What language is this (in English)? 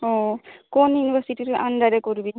Bangla